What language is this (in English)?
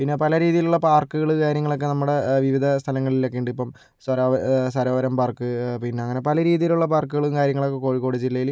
Malayalam